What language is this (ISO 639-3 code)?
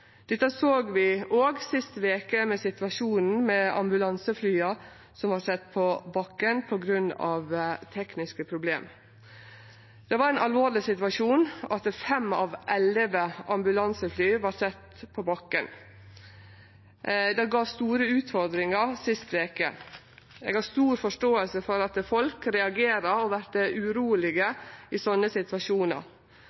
nno